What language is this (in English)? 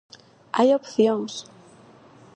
Galician